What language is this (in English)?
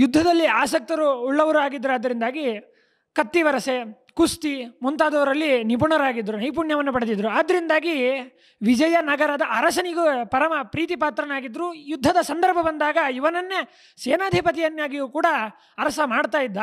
Kannada